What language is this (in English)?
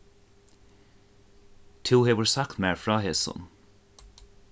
Faroese